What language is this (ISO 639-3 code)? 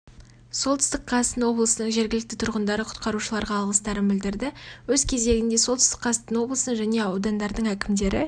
kaz